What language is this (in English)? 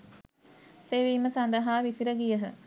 Sinhala